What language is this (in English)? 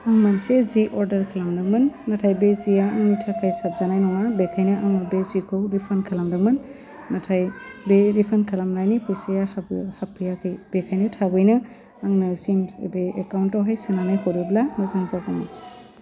Bodo